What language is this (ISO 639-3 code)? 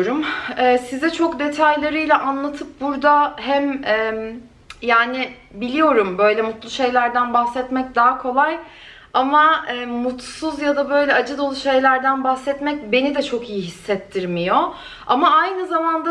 tur